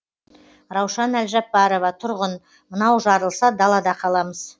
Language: Kazakh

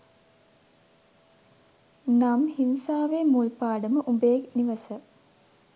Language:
Sinhala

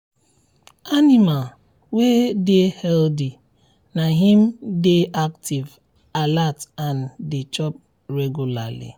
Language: Nigerian Pidgin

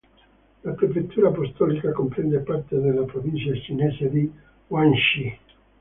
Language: Italian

